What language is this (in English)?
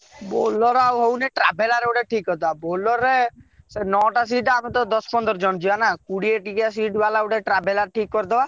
Odia